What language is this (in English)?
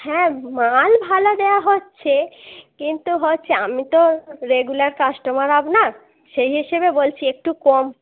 Bangla